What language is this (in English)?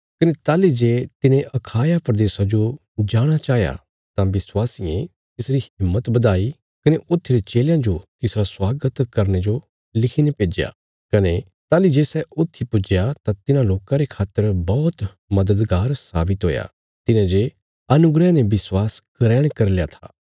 Bilaspuri